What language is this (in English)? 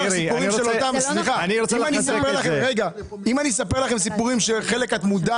Hebrew